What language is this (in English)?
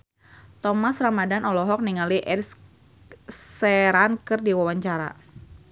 Sundanese